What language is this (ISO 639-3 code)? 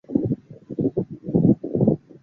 zho